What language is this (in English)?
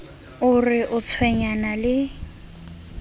Southern Sotho